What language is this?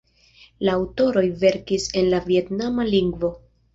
Esperanto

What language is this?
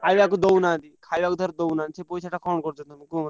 Odia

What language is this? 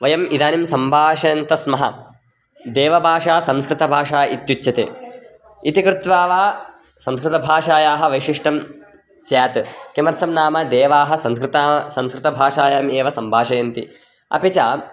Sanskrit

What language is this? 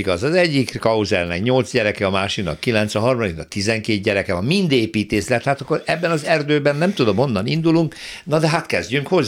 Hungarian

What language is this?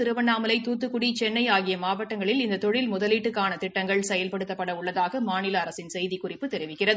Tamil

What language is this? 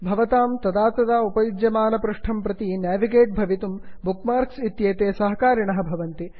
Sanskrit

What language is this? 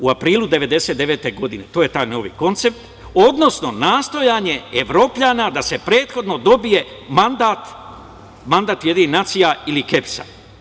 Serbian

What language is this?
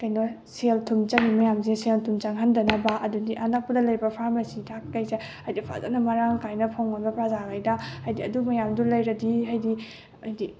Manipuri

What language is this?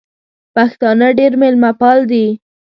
Pashto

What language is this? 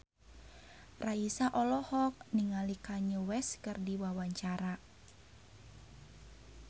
Sundanese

